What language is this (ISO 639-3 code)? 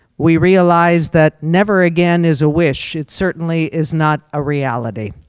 eng